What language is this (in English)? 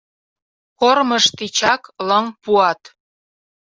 Mari